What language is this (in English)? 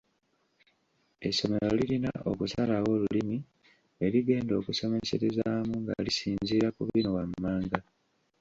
Ganda